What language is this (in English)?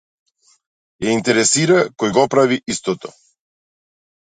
Macedonian